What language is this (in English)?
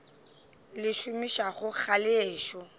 Northern Sotho